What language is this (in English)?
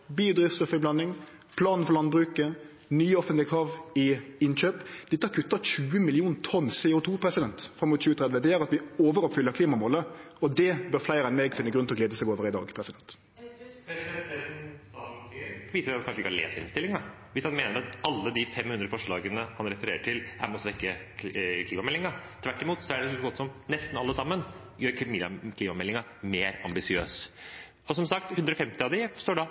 Norwegian